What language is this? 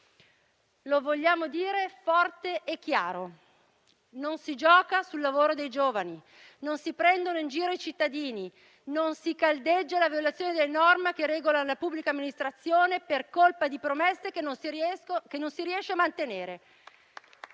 Italian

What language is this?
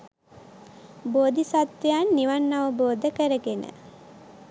Sinhala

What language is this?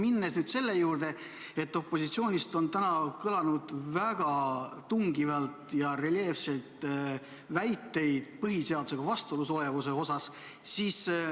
Estonian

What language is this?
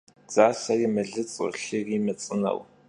Kabardian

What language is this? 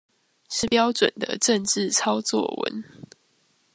Chinese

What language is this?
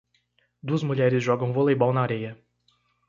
Portuguese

